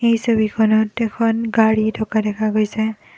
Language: Assamese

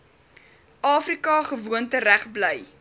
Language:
Afrikaans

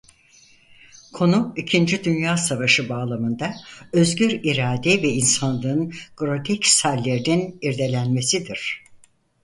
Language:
Turkish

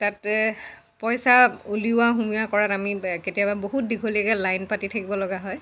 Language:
Assamese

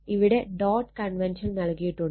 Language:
Malayalam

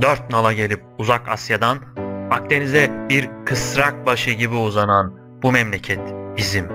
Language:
Turkish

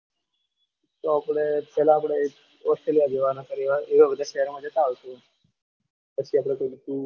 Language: Gujarati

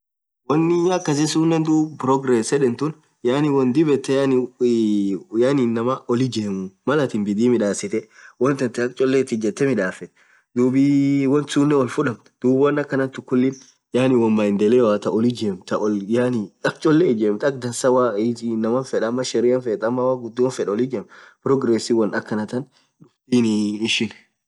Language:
Orma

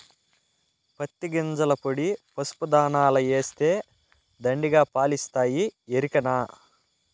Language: Telugu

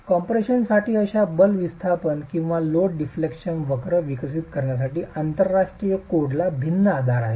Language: Marathi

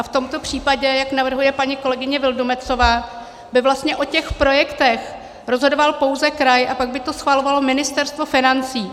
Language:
Czech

